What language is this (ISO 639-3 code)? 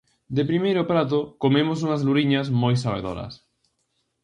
glg